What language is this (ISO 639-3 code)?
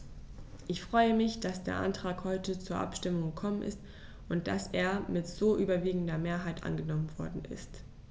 deu